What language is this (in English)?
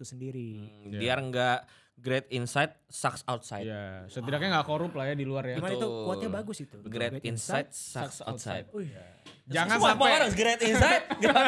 Indonesian